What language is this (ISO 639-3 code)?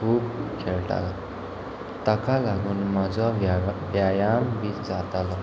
kok